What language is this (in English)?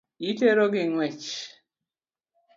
Luo (Kenya and Tanzania)